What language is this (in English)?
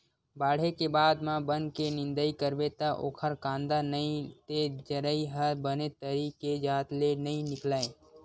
Chhattisgarhi